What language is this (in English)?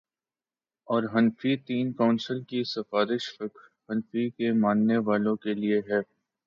Urdu